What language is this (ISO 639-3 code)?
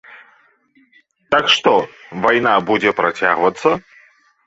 bel